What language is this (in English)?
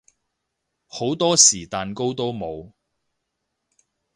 Cantonese